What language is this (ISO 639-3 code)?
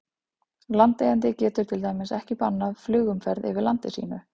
isl